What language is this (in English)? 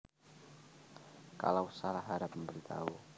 Javanese